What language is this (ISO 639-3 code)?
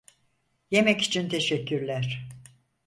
tur